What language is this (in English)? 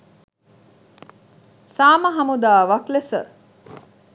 Sinhala